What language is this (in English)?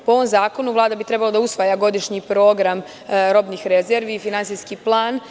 Serbian